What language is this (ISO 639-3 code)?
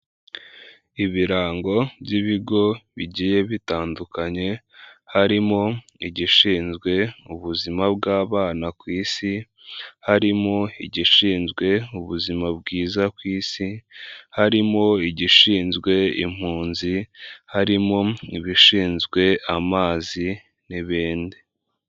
kin